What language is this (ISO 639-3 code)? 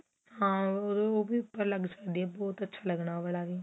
pan